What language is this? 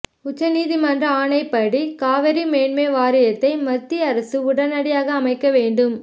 Tamil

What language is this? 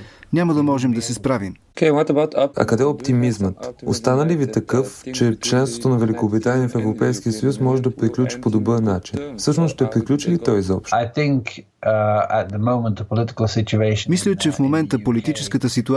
Bulgarian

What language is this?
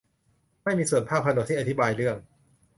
Thai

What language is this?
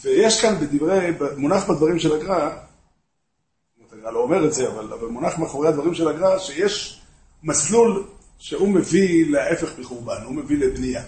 Hebrew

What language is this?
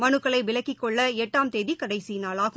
Tamil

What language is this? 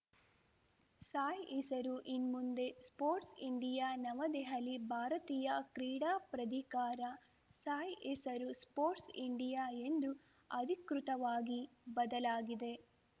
Kannada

